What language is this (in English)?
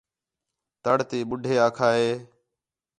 Khetrani